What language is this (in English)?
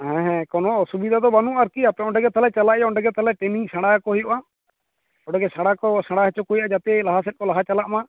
Santali